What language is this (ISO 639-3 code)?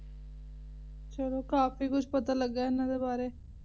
pan